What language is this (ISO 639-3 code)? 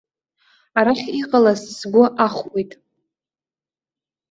abk